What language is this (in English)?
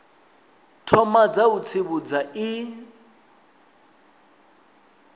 Venda